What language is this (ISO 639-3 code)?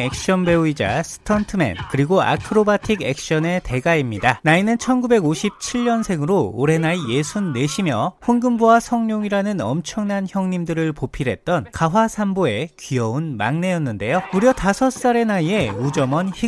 kor